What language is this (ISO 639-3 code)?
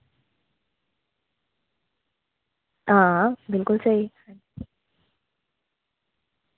doi